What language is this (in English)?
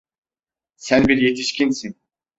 Turkish